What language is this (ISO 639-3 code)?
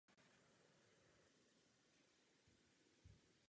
ces